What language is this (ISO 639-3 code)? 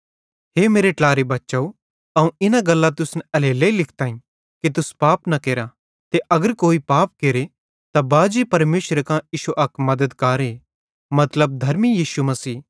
bhd